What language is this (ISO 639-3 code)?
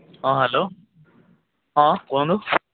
ori